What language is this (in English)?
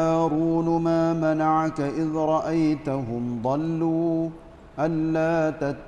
Malay